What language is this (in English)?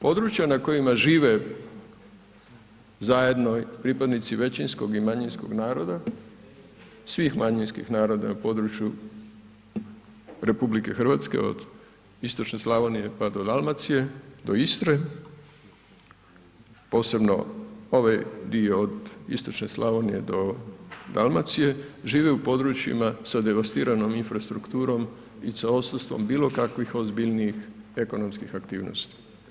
Croatian